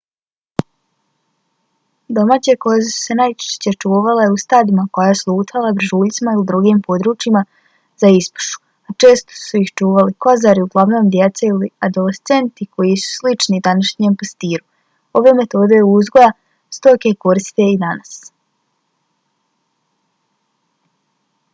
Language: Bosnian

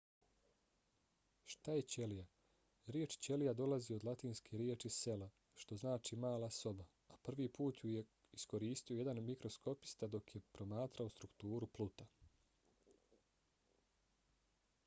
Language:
Bosnian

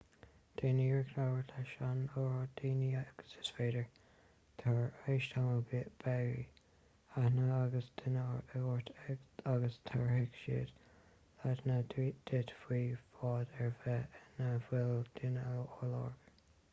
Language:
Irish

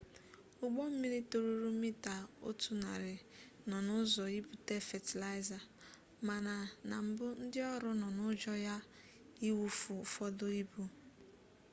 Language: Igbo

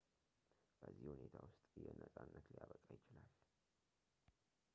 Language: Amharic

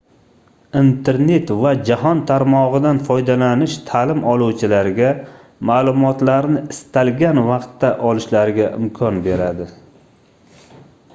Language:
Uzbek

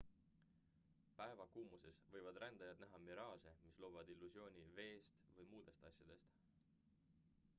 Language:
Estonian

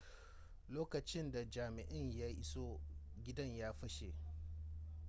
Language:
Hausa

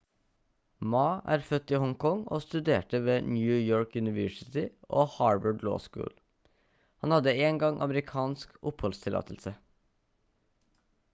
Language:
Norwegian Bokmål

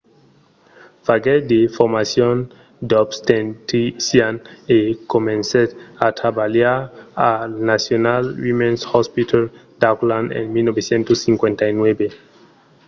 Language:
Occitan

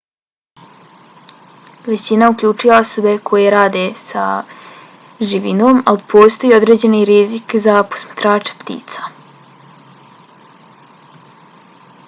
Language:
Bosnian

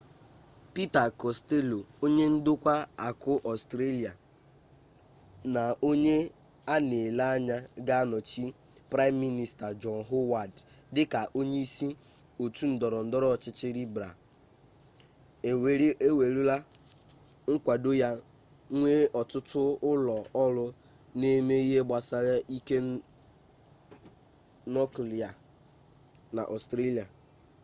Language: Igbo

